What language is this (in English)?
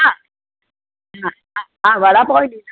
Sindhi